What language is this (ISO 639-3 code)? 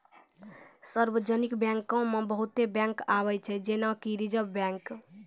mai